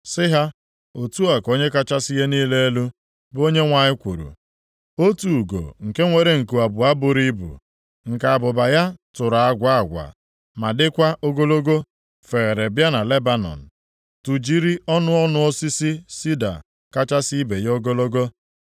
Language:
Igbo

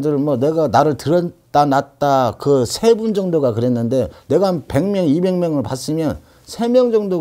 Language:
Korean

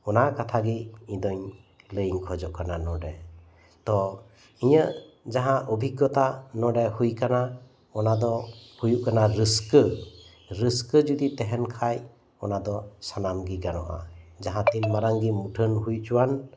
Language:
Santali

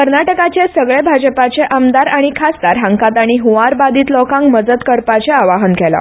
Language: Konkani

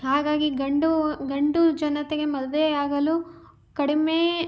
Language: Kannada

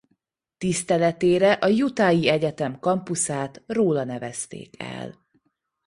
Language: Hungarian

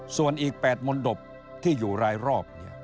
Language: Thai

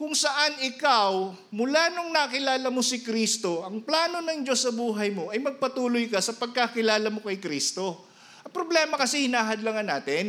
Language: Filipino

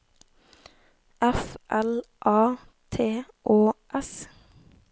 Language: Norwegian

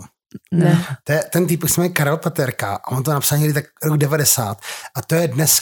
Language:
Czech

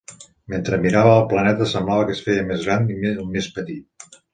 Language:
Catalan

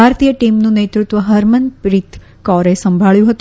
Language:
Gujarati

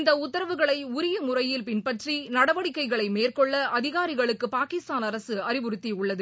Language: Tamil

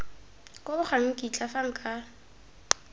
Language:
Tswana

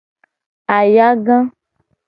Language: Gen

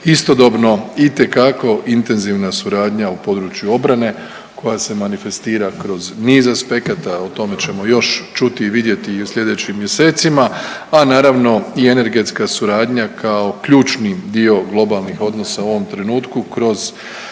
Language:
Croatian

